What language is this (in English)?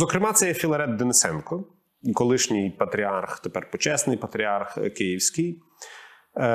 Ukrainian